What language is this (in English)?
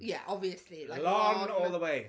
Welsh